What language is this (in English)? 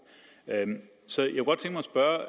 Danish